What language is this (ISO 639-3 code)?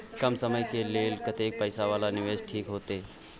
mai